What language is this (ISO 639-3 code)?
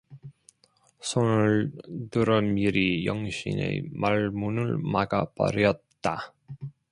kor